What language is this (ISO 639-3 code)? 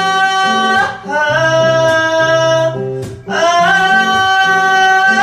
kor